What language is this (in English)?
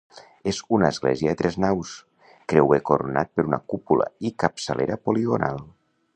Catalan